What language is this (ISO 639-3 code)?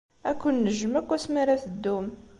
kab